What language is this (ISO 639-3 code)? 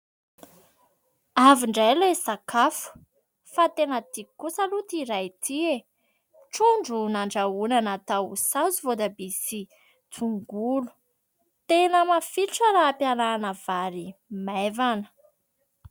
mlg